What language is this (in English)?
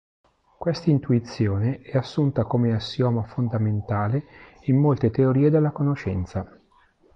Italian